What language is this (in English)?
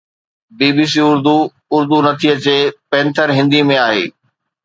Sindhi